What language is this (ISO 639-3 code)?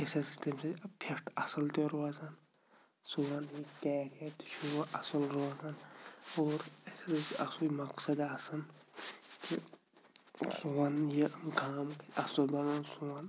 kas